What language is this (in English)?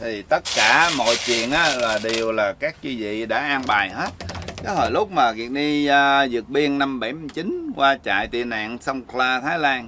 Vietnamese